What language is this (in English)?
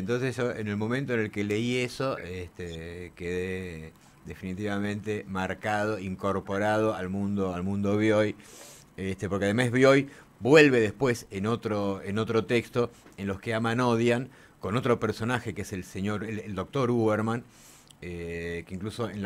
Spanish